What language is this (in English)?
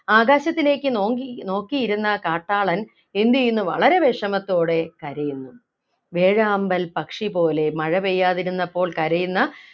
Malayalam